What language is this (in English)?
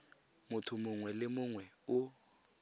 Tswana